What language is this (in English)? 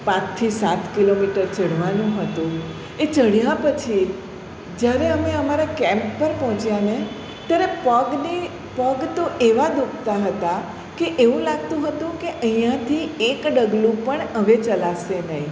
Gujarati